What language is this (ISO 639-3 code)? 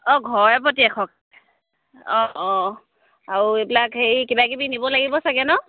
asm